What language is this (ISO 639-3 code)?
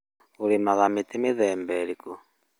kik